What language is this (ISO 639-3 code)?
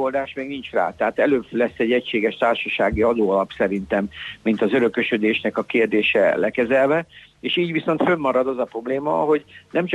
hun